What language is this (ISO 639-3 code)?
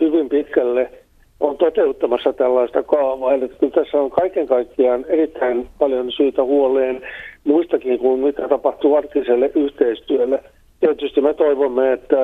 fin